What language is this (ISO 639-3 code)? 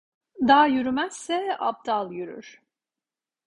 tur